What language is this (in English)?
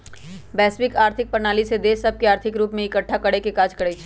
Magahi